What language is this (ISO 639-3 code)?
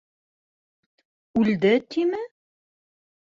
bak